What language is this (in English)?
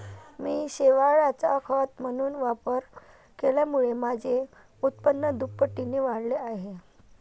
Marathi